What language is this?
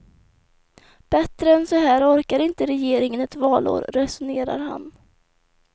Swedish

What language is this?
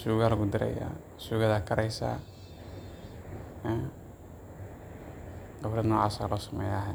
Somali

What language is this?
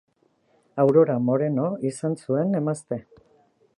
Basque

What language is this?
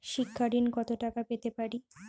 Bangla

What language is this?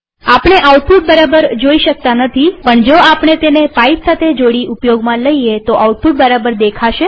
Gujarati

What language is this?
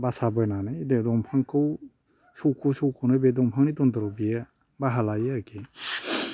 Bodo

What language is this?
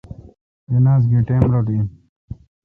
Kalkoti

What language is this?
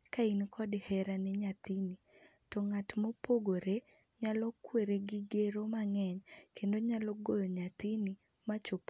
Luo (Kenya and Tanzania)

